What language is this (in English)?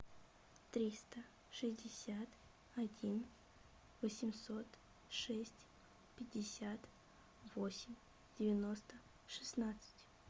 Russian